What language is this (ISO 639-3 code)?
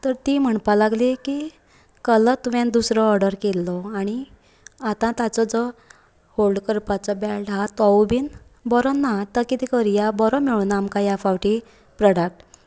kok